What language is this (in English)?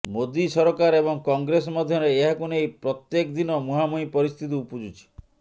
Odia